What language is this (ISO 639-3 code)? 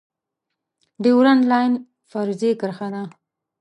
pus